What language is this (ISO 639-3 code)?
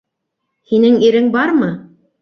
bak